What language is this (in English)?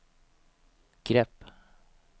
Swedish